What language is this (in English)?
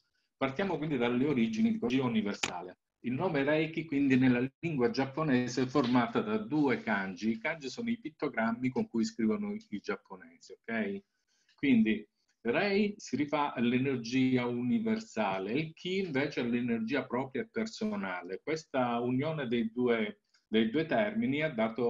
Italian